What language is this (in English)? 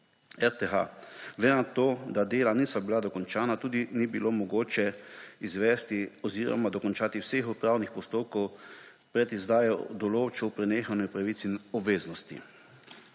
Slovenian